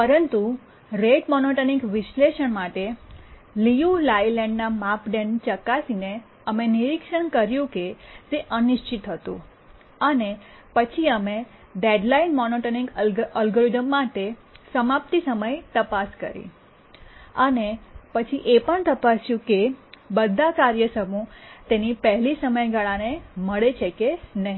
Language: Gujarati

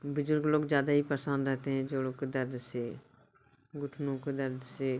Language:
Hindi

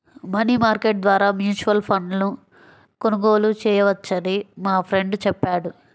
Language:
Telugu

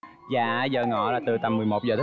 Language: Vietnamese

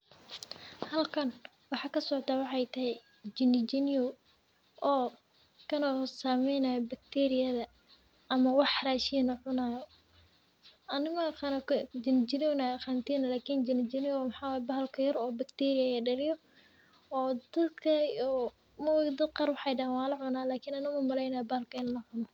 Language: Somali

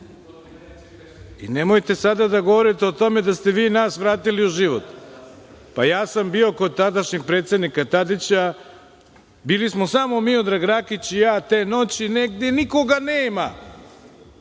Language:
Serbian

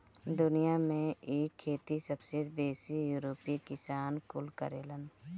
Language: Bhojpuri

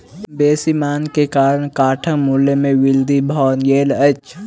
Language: Maithili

